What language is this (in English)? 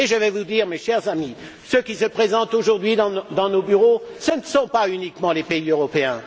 French